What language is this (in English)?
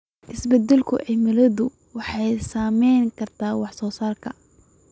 Somali